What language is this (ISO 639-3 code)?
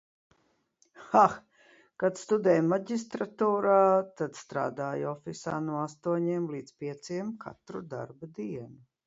lav